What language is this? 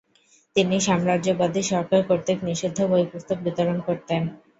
Bangla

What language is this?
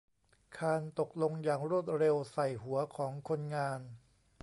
Thai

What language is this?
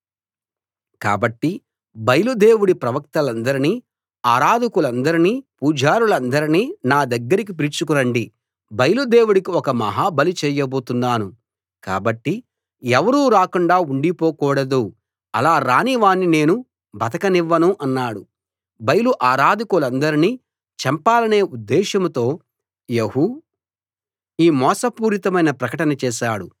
Telugu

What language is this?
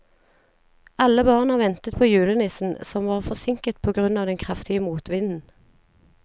Norwegian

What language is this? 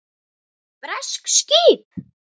Icelandic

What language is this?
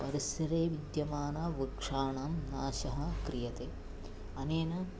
Sanskrit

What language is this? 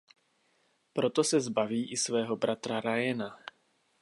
Czech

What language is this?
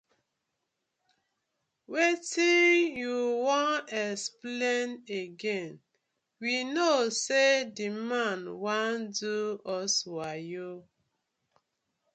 Nigerian Pidgin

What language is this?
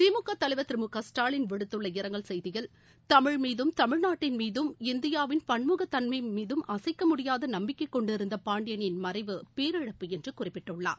Tamil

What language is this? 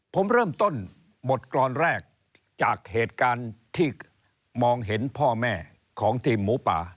Thai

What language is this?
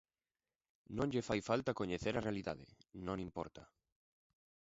Galician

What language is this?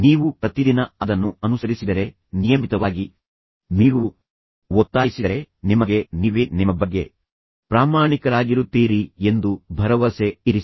Kannada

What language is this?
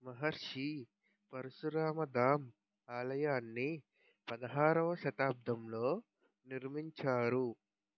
Telugu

